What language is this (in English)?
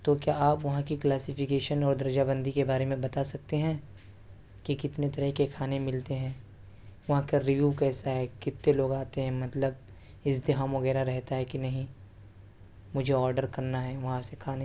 Urdu